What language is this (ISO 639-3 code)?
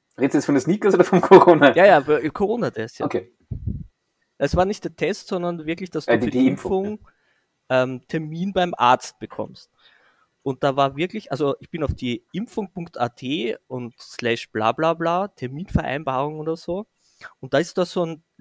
deu